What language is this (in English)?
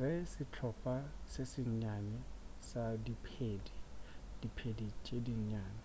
Northern Sotho